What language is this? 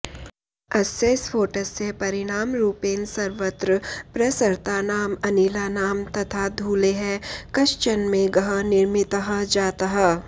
Sanskrit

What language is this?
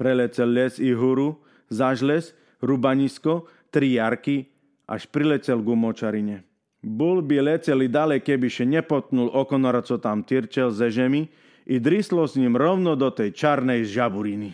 Slovak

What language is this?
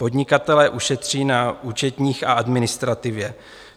Czech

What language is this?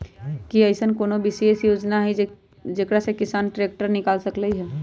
Magahi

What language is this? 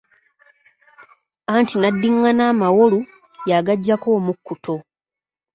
Ganda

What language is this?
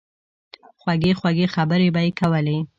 Pashto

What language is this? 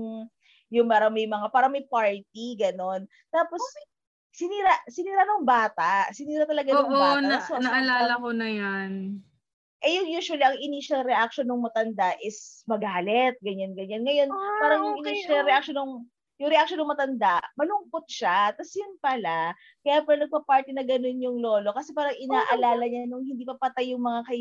Filipino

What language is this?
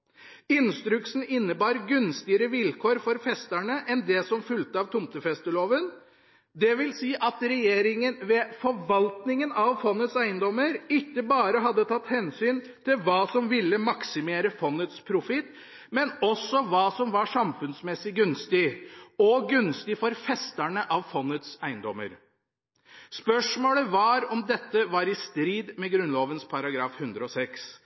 Norwegian Bokmål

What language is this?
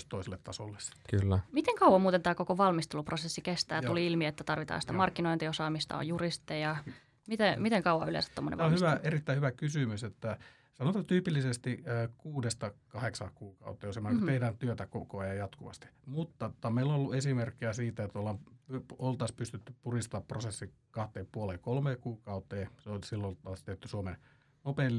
Finnish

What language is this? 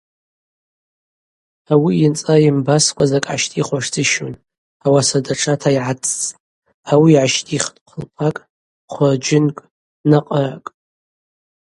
Abaza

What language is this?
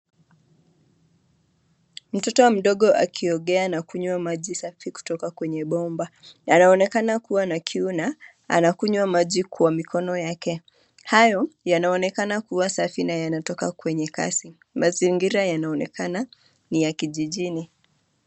Swahili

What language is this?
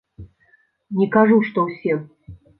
Belarusian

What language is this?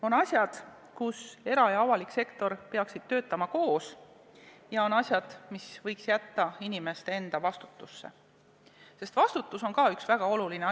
Estonian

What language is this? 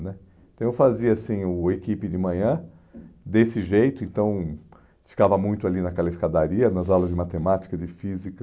Portuguese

